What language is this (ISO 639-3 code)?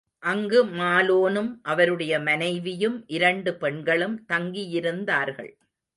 tam